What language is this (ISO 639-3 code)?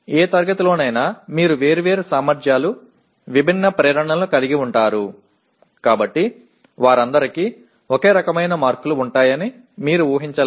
tel